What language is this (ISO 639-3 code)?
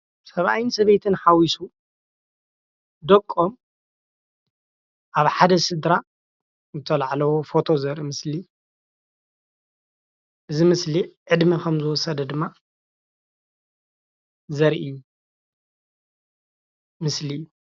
tir